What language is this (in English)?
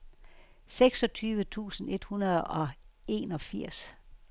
Danish